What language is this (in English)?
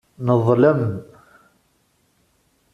Kabyle